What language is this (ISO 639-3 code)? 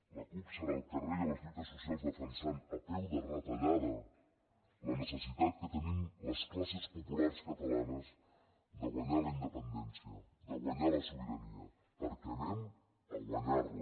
cat